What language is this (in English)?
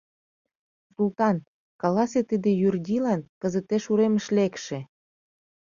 Mari